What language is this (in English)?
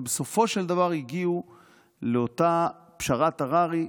Hebrew